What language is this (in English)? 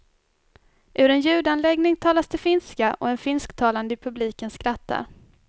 Swedish